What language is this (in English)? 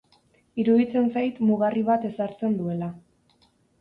Basque